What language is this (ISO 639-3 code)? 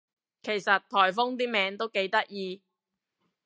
yue